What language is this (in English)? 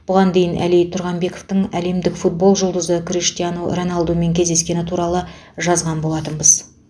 Kazakh